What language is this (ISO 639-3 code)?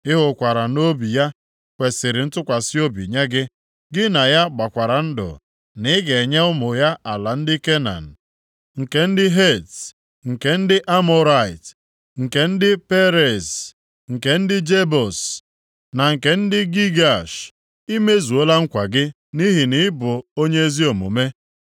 ibo